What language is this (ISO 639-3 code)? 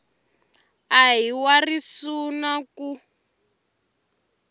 tso